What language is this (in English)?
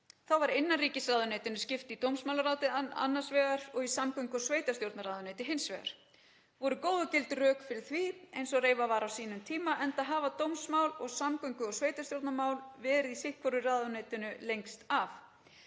Icelandic